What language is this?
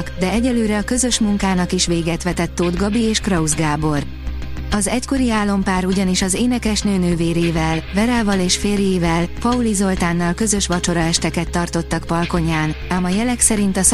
Hungarian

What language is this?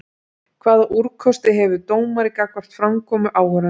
Icelandic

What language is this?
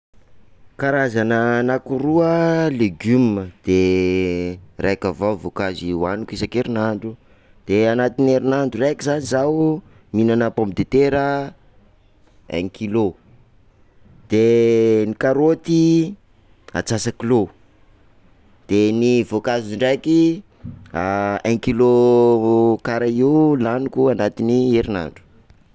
Sakalava Malagasy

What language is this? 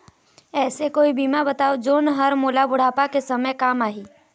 Chhattisgarhi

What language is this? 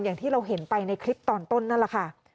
Thai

